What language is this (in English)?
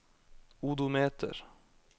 Norwegian